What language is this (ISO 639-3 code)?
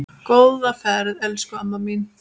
isl